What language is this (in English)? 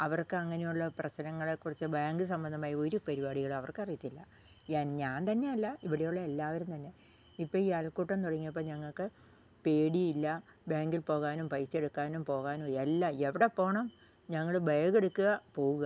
Malayalam